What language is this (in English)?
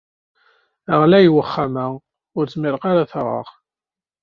Kabyle